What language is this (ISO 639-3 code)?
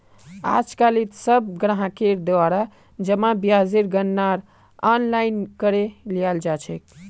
mag